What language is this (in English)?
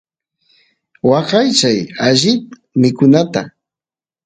Santiago del Estero Quichua